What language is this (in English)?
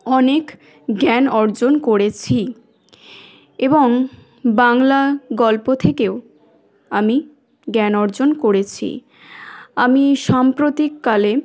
Bangla